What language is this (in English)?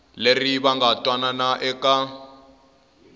Tsonga